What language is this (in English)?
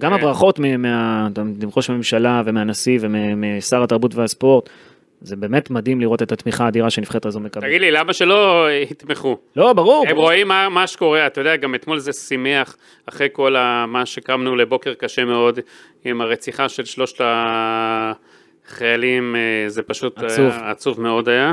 Hebrew